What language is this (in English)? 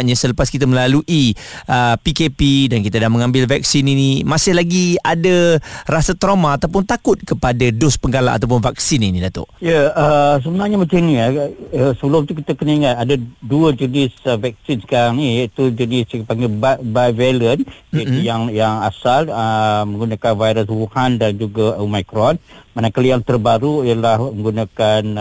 Malay